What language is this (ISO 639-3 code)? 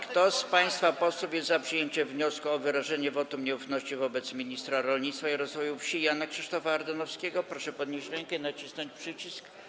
pol